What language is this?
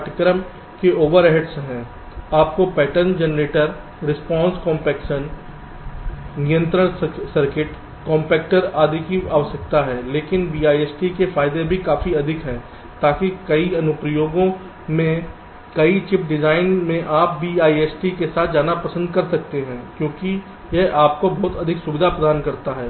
Hindi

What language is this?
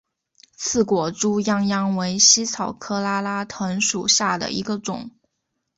Chinese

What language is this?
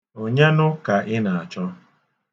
Igbo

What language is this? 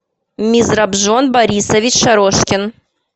Russian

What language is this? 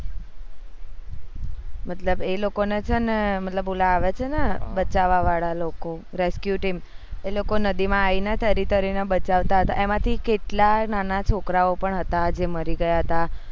Gujarati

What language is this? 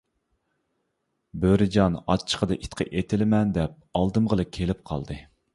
Uyghur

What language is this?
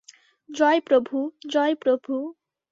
Bangla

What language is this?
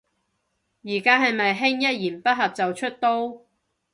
Cantonese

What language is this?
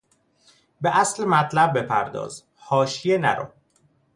Persian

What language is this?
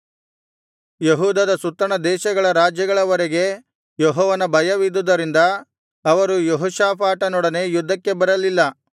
Kannada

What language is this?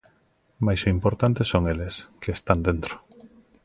Galician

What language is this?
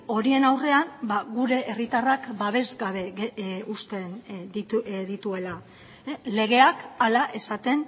Basque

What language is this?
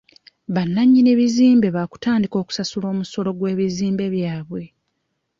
Ganda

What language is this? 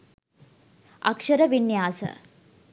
Sinhala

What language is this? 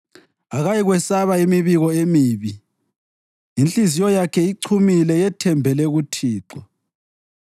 North Ndebele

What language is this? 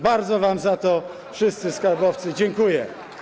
Polish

